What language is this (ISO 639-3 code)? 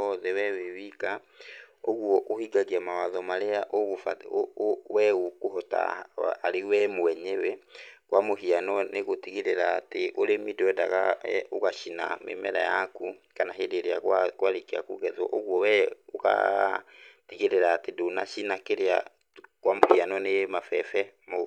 kik